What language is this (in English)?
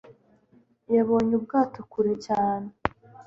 Kinyarwanda